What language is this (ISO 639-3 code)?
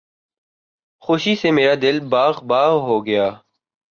urd